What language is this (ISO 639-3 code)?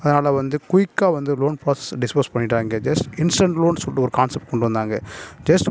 tam